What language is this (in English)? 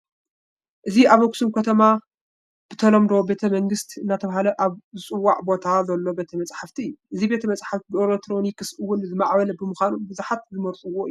Tigrinya